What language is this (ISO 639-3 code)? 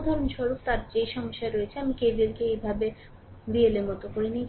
ben